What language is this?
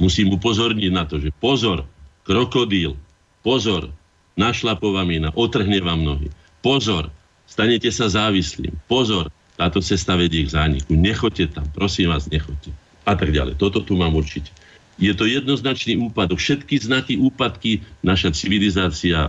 Slovak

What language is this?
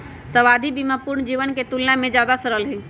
Magahi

